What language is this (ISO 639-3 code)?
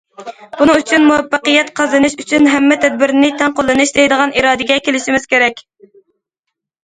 uig